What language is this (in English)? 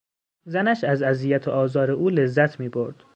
Persian